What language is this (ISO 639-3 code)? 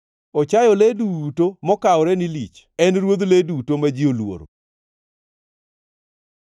luo